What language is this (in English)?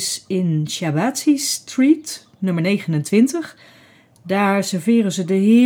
Dutch